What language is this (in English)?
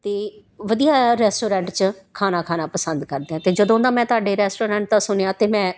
Punjabi